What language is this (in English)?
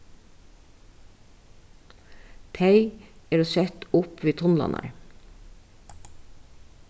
Faroese